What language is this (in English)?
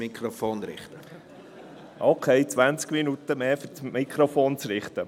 Swiss German